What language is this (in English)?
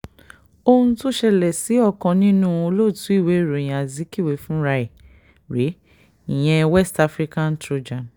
Yoruba